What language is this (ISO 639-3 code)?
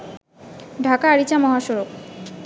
ben